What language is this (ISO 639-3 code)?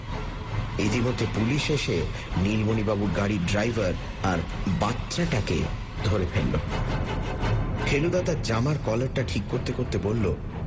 ben